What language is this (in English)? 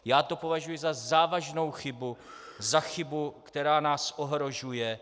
Czech